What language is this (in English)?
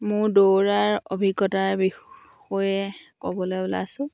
Assamese